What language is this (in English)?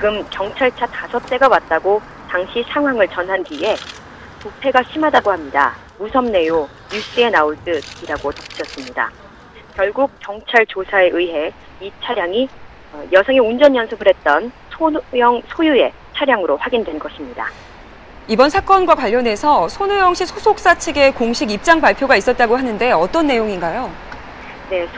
Korean